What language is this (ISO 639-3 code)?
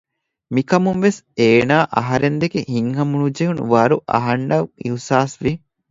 div